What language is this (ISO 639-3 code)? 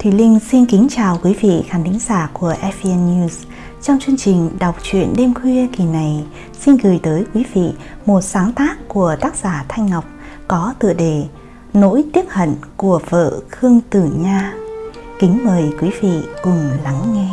vie